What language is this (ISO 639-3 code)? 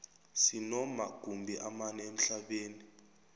nbl